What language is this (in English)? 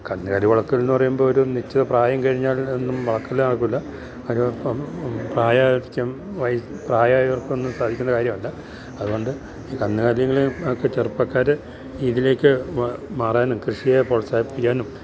Malayalam